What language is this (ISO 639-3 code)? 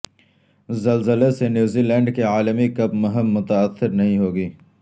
urd